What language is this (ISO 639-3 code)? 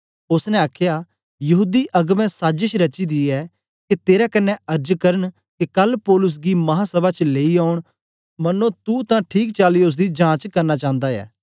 doi